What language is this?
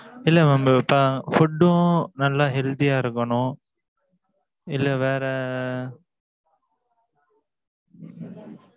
Tamil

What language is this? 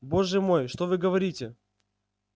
Russian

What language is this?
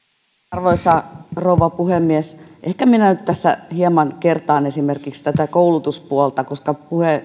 Finnish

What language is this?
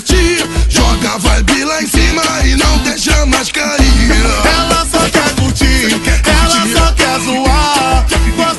Romanian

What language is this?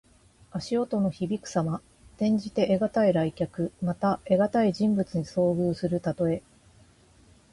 Japanese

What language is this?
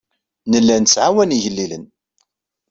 Kabyle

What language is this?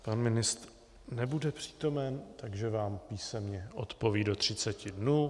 Czech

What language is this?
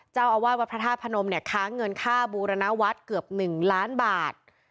Thai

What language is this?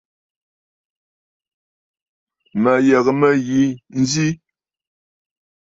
Bafut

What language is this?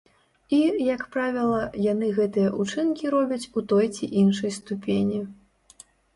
Belarusian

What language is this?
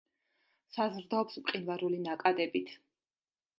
Georgian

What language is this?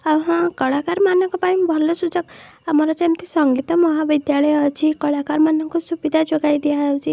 Odia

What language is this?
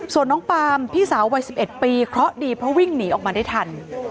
Thai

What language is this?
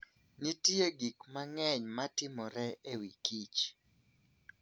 Luo (Kenya and Tanzania)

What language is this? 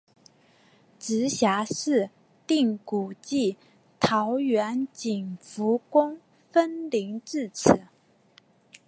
Chinese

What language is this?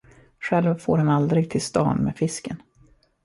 Swedish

